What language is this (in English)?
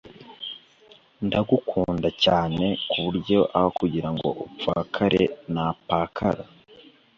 Kinyarwanda